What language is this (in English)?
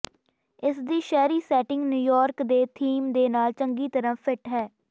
Punjabi